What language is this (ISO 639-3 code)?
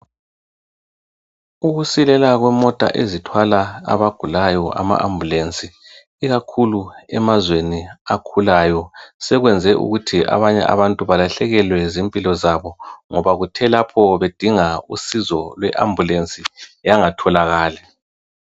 nde